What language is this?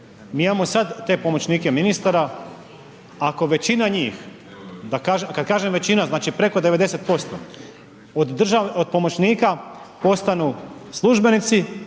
Croatian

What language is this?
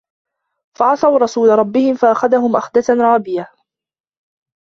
Arabic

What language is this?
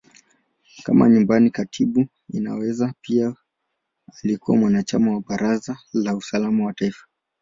Swahili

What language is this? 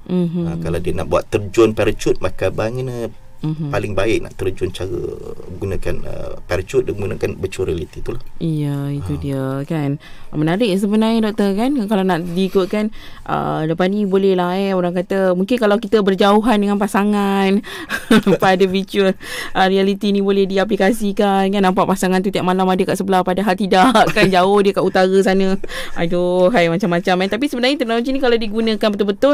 Malay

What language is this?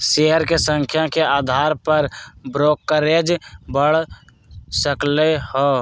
Magahi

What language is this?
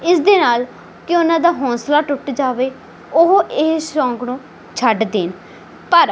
Punjabi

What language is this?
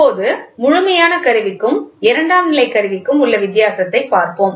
Tamil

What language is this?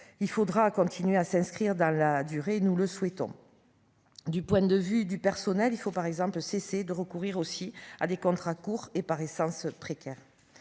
French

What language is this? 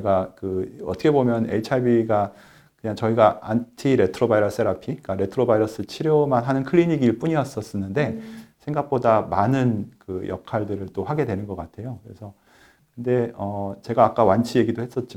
Korean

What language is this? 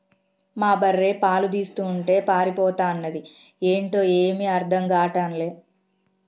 Telugu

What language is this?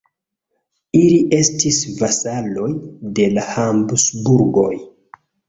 Esperanto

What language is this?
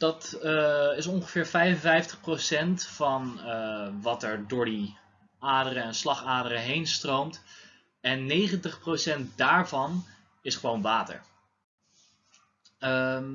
Dutch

